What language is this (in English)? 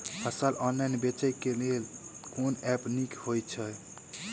Maithili